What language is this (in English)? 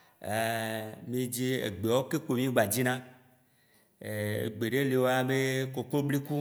Waci Gbe